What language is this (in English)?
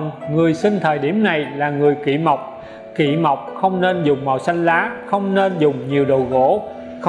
Vietnamese